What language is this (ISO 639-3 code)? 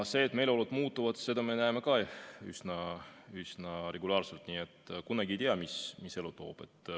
est